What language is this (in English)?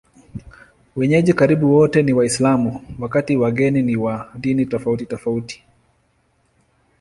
Swahili